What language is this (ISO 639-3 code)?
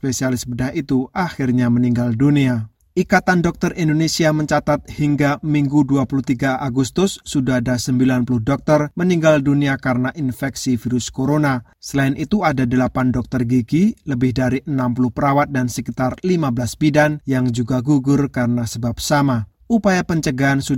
ind